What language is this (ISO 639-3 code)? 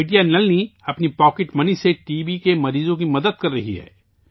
urd